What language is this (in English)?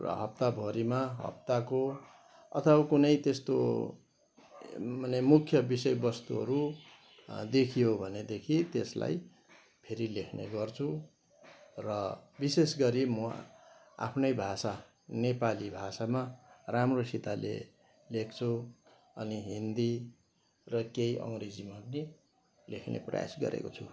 Nepali